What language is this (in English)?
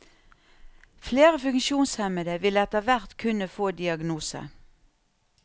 Norwegian